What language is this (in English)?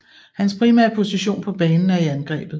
Danish